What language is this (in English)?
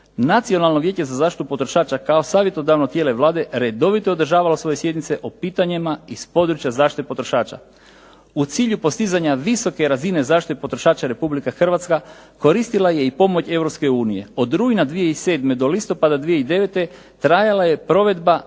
Croatian